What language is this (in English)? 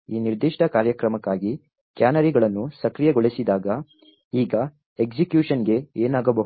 Kannada